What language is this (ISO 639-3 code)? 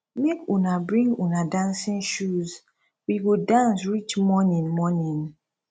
pcm